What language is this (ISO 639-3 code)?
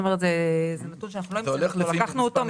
heb